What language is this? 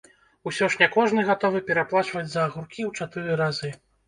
Belarusian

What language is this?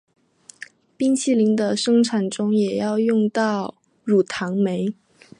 Chinese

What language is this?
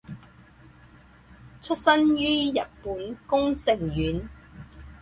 Chinese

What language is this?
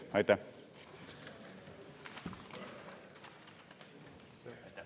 Estonian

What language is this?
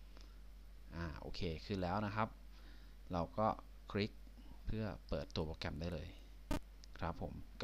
Thai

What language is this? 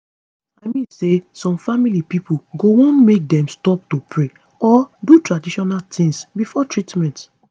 Nigerian Pidgin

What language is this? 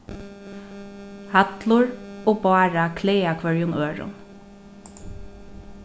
Faroese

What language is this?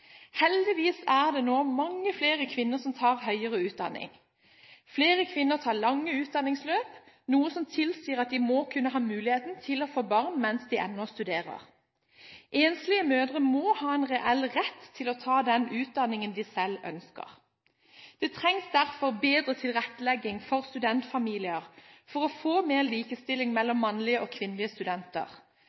Norwegian Bokmål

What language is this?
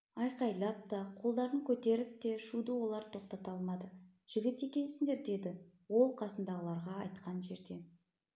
Kazakh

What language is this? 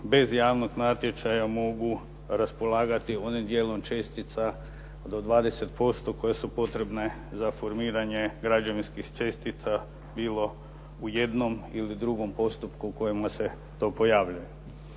Croatian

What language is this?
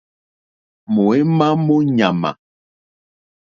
Mokpwe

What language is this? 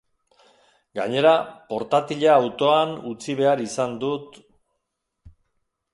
Basque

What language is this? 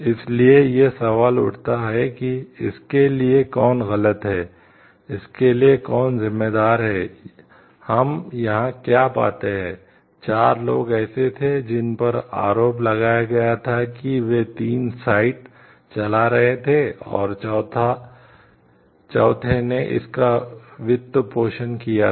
Hindi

